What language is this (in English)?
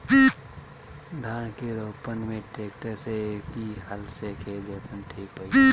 Bhojpuri